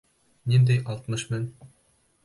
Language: Bashkir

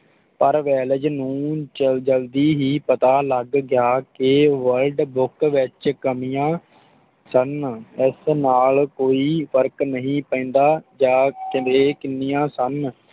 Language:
Punjabi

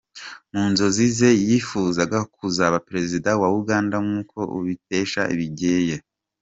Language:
Kinyarwanda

